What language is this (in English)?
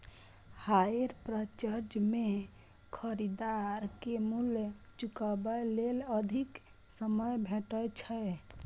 Maithili